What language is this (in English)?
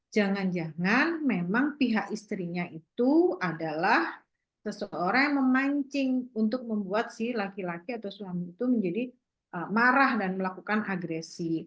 Indonesian